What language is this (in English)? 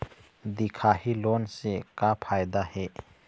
Chhattisgarhi